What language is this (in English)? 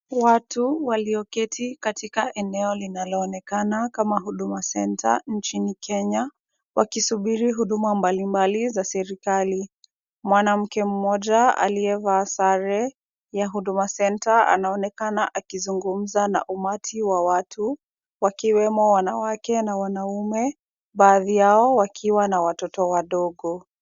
Swahili